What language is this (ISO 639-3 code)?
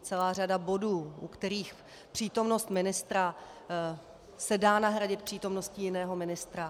ces